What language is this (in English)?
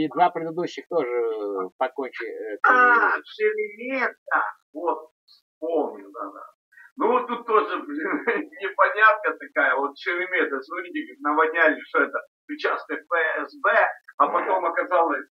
Russian